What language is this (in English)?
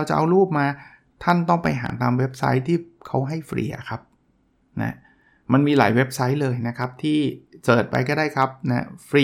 Thai